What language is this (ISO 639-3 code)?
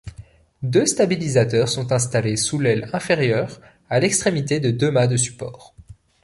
fra